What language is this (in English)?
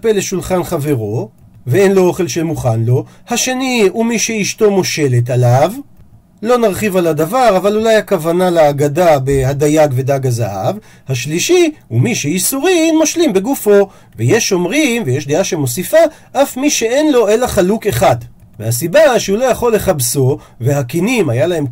Hebrew